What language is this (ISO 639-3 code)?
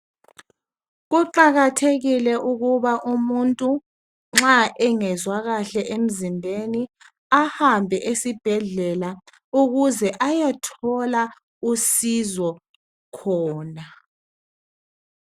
nde